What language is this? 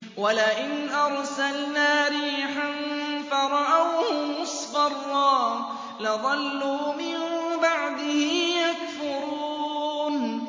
Arabic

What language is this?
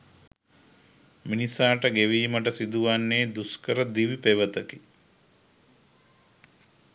Sinhala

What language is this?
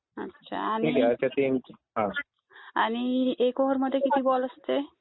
Marathi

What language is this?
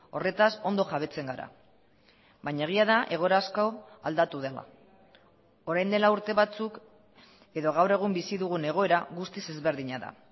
Basque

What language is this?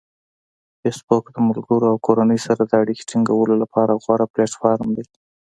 Pashto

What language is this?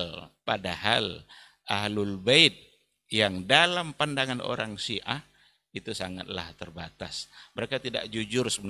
Indonesian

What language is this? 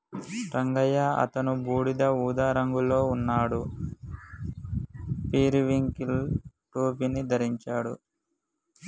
Telugu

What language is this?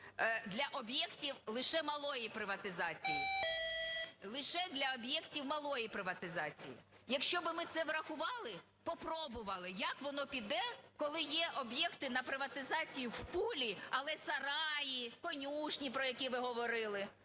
Ukrainian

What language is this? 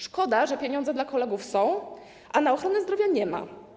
Polish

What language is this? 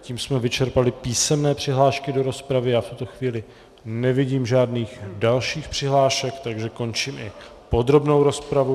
Czech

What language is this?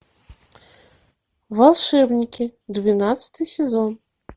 Russian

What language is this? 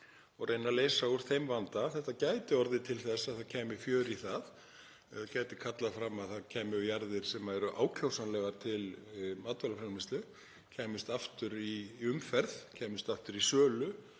Icelandic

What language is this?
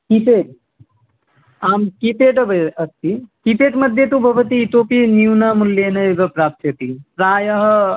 Sanskrit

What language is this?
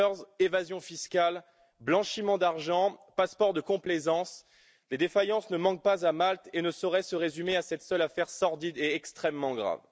French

